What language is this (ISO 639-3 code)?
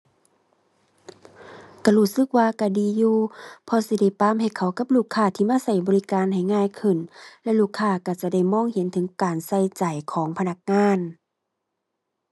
tha